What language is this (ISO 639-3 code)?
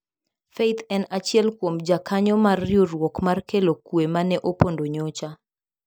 luo